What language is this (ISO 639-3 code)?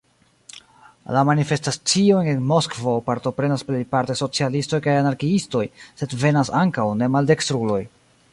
epo